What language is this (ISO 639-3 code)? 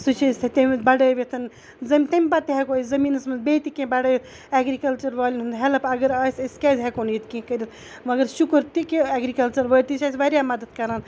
kas